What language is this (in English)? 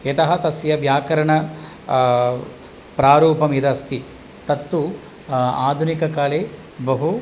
Sanskrit